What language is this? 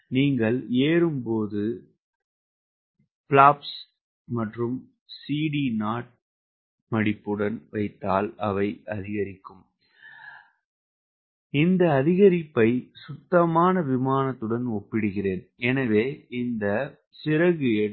Tamil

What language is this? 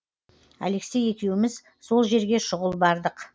Kazakh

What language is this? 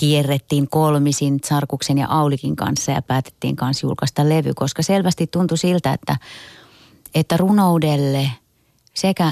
Finnish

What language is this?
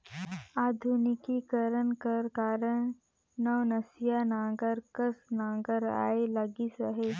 Chhattisgarhi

